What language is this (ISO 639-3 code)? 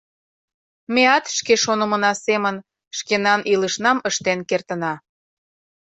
chm